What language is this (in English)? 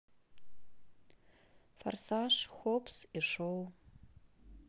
Russian